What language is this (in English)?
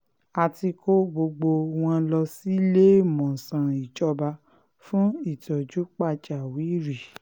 Yoruba